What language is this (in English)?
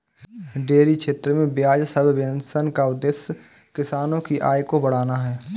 Hindi